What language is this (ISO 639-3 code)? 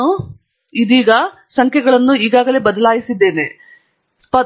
kan